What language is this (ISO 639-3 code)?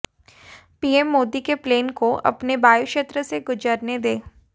hin